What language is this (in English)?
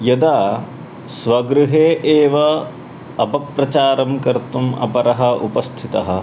Sanskrit